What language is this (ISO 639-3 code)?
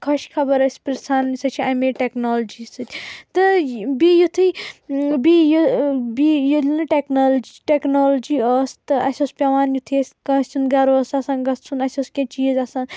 kas